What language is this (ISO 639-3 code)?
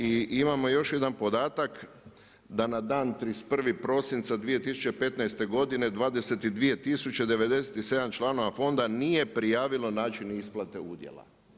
hrv